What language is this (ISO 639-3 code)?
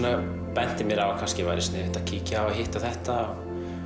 isl